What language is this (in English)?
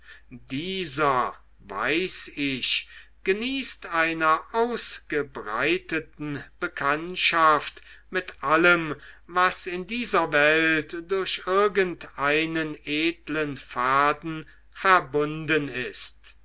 German